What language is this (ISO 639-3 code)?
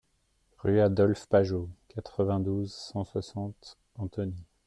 fra